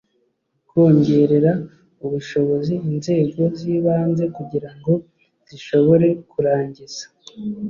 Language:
Kinyarwanda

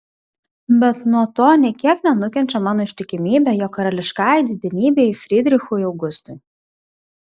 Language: Lithuanian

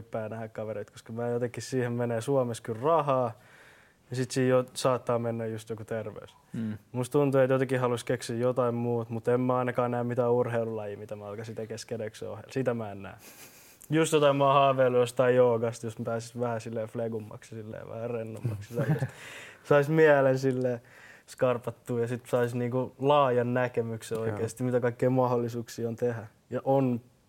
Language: Finnish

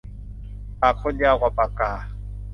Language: Thai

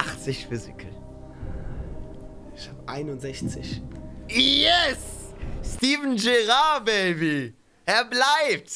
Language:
German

